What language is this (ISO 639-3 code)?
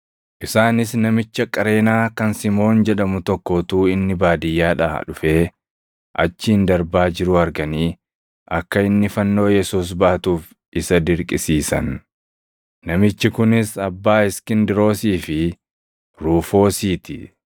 orm